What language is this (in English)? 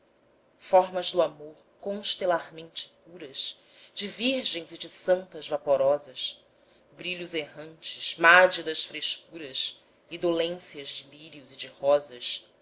Portuguese